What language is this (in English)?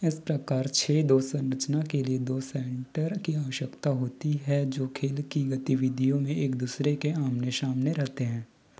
Hindi